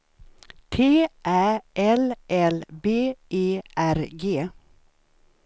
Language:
Swedish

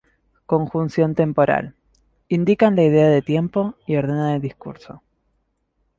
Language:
Spanish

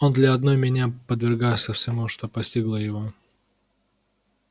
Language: Russian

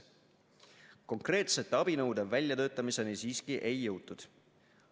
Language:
Estonian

